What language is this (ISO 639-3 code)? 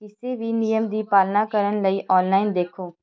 pan